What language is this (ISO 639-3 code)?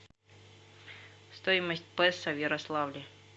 rus